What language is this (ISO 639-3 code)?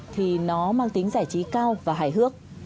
vie